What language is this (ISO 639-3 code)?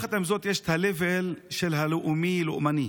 heb